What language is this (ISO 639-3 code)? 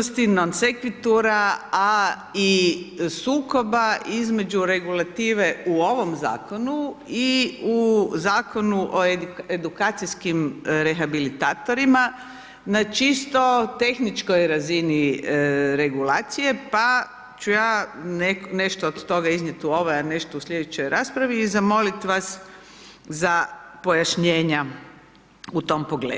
hrv